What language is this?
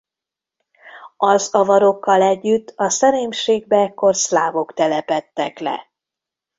Hungarian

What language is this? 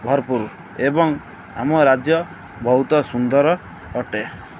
Odia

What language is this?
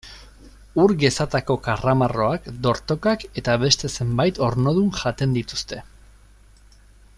Basque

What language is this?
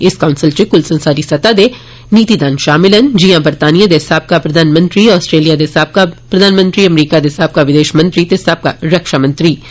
Dogri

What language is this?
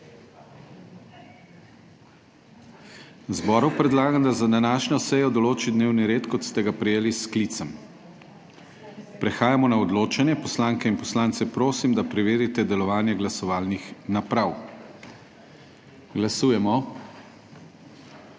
Slovenian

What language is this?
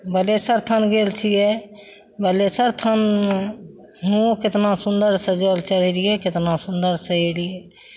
Maithili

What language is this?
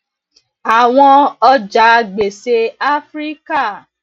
Yoruba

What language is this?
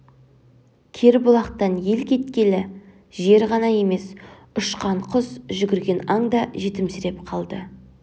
Kazakh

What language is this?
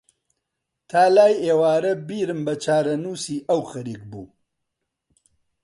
Central Kurdish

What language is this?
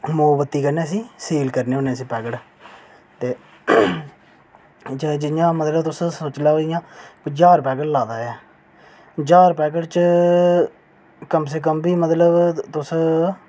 Dogri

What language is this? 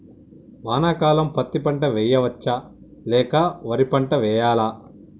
Telugu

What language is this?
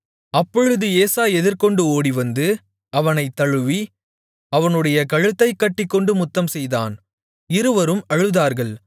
Tamil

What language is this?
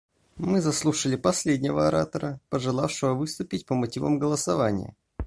Russian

